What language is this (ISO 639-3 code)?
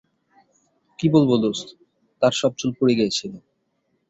ben